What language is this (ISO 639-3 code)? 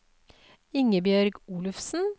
nor